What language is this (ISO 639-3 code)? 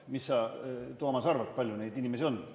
est